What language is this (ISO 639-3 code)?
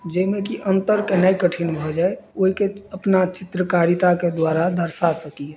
mai